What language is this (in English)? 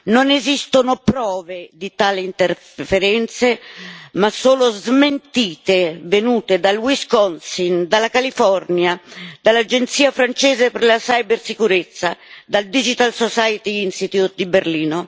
Italian